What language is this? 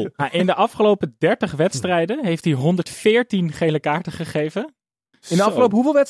Dutch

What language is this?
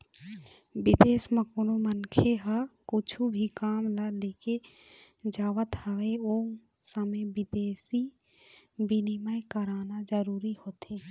Chhattisgarhi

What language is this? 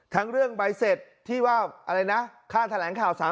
Thai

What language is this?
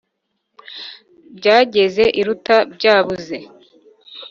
Kinyarwanda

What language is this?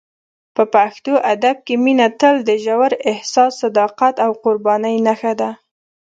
Pashto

